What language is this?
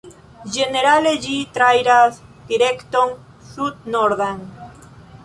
Esperanto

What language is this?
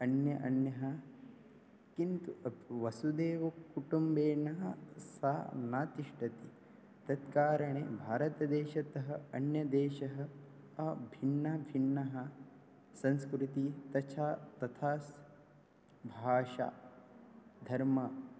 Sanskrit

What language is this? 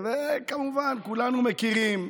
Hebrew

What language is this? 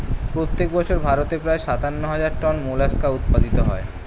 Bangla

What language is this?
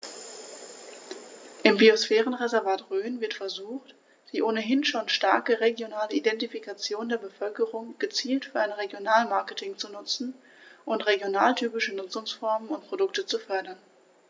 German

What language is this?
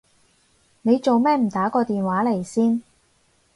Cantonese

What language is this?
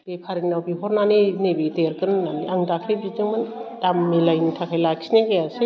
Bodo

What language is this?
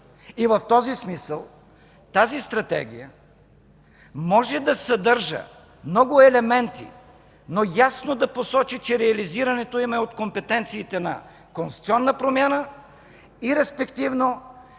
Bulgarian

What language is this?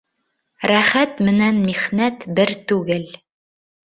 Bashkir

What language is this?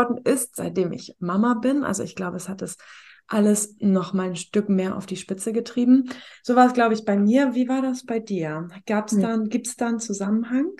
German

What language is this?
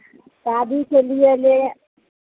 Hindi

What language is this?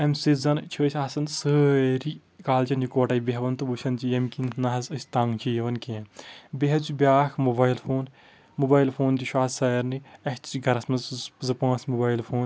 Kashmiri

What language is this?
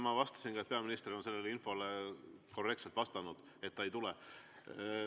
Estonian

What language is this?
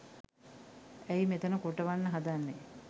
Sinhala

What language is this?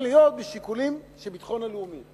Hebrew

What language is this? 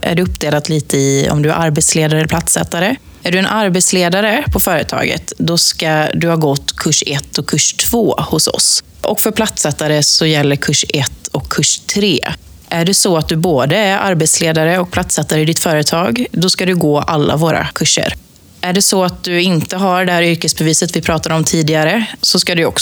Swedish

